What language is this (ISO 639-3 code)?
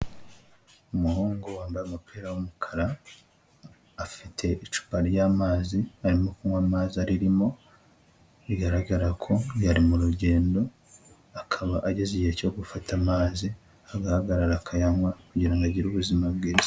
kin